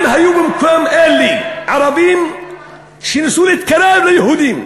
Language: Hebrew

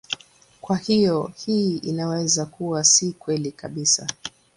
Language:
Swahili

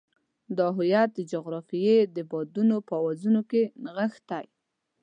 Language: Pashto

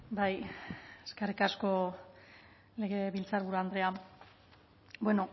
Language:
Basque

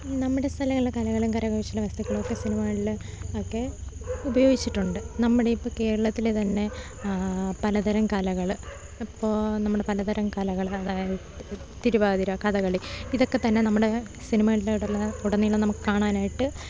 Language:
Malayalam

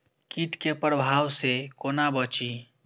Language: Maithili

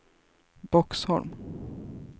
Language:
Swedish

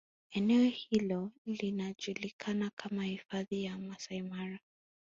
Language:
Swahili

